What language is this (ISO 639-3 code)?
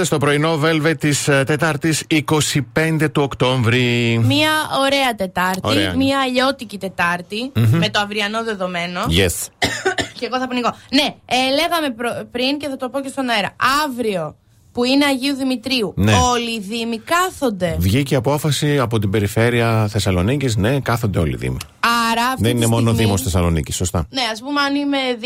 ell